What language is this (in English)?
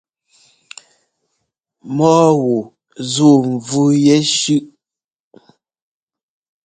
Ngomba